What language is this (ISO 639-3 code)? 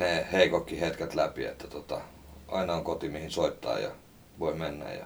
fin